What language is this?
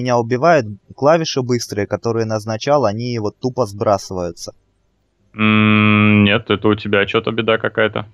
Russian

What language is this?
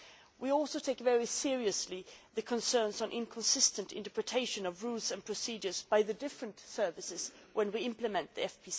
English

